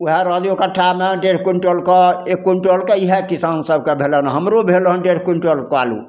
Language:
Maithili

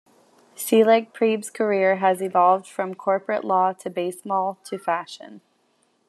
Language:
English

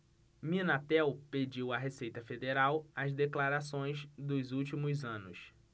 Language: Portuguese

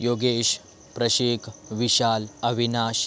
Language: Marathi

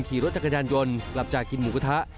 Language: Thai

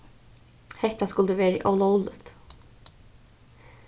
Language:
Faroese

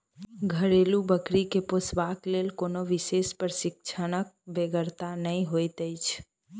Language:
Maithili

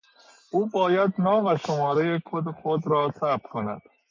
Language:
Persian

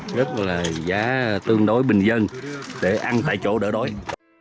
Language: Vietnamese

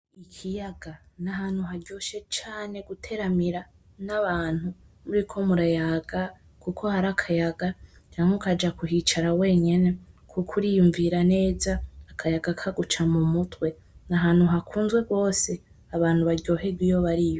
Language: Rundi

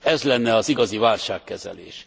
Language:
Hungarian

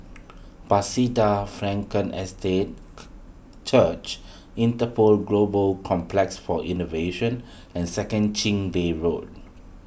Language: English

